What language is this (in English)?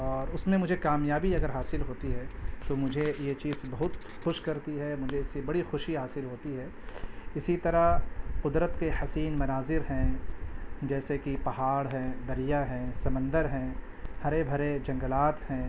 Urdu